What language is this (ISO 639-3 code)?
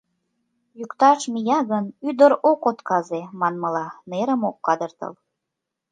chm